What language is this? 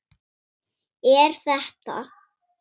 Icelandic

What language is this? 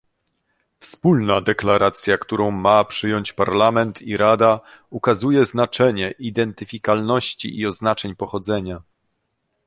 Polish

